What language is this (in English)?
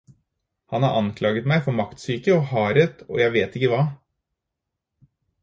Norwegian Bokmål